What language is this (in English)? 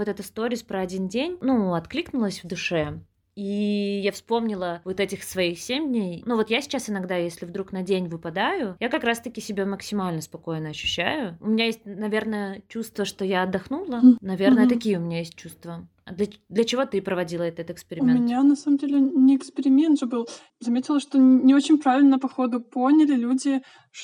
Russian